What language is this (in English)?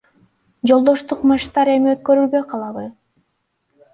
Kyrgyz